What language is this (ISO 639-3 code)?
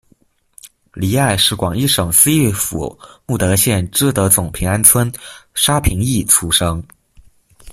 zho